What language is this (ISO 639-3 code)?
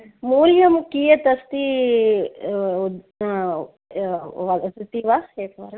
san